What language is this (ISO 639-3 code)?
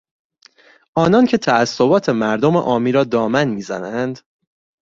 fas